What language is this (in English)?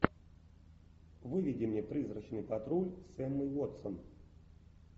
Russian